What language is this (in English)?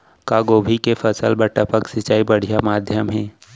Chhattisgarhi